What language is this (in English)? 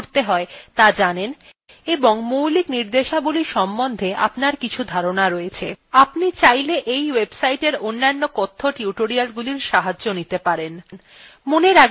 Bangla